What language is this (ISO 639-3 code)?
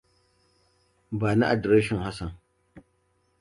hau